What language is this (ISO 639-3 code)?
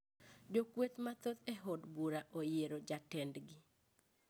luo